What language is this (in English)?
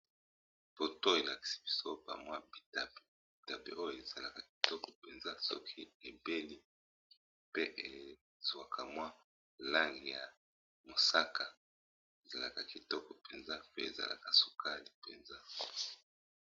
Lingala